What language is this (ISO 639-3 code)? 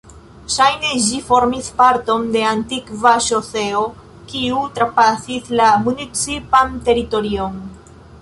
epo